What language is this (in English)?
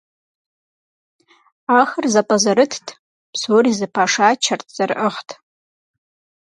Kabardian